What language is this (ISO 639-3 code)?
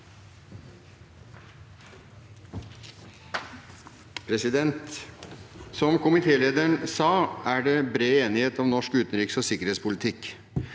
nor